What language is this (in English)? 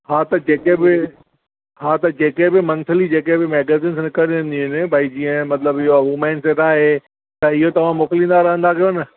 Sindhi